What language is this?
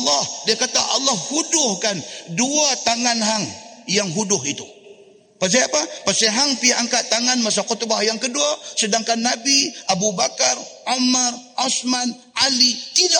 Malay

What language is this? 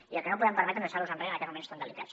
Catalan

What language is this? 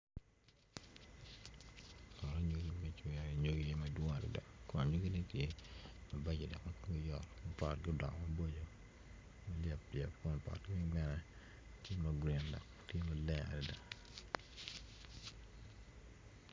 Acoli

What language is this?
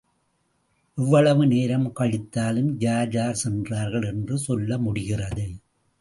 Tamil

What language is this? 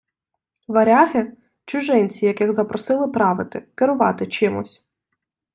Ukrainian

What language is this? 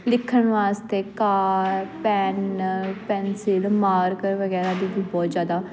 Punjabi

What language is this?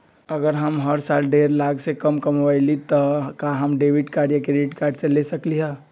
Magahi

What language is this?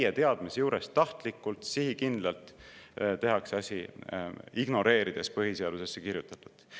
Estonian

